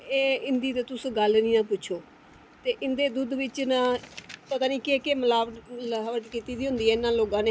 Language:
Dogri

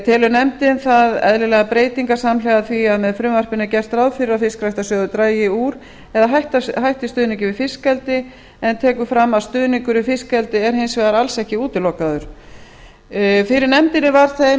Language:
Icelandic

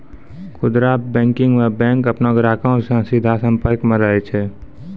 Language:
Maithili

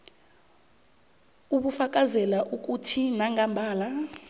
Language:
South Ndebele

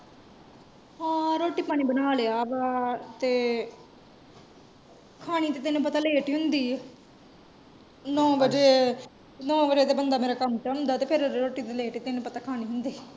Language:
Punjabi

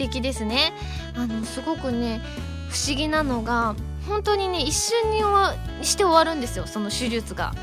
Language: Japanese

